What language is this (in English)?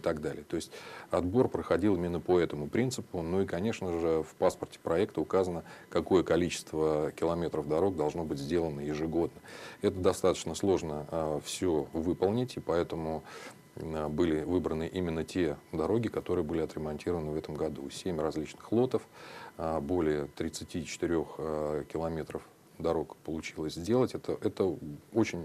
Russian